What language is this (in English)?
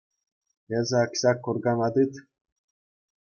Chuvash